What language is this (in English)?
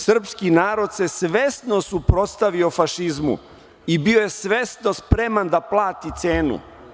Serbian